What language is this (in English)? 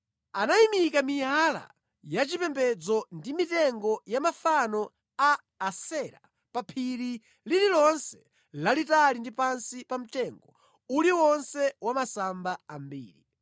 Nyanja